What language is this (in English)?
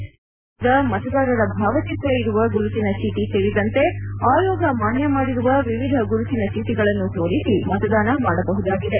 Kannada